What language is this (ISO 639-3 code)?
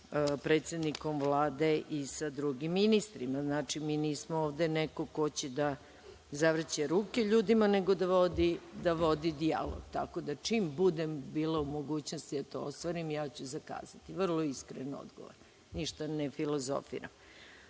srp